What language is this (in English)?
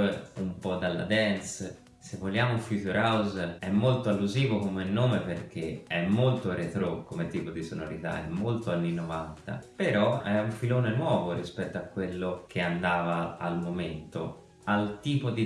Italian